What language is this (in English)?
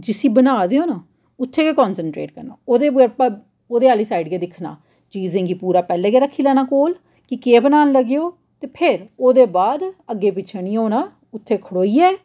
Dogri